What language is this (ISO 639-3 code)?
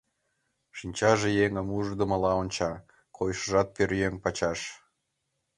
chm